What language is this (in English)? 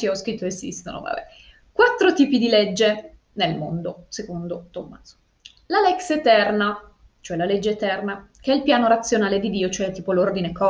Italian